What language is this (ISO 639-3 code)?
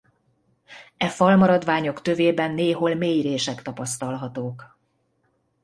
hun